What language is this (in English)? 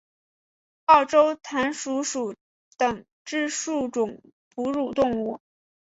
Chinese